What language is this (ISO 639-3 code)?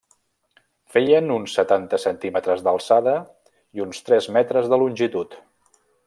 cat